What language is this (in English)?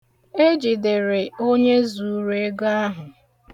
Igbo